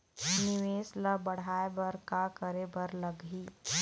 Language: Chhattisgarhi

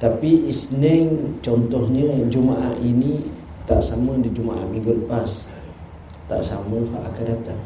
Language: Malay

